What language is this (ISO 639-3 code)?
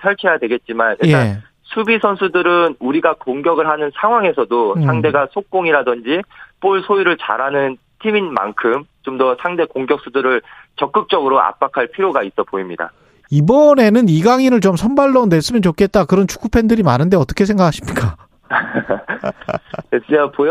kor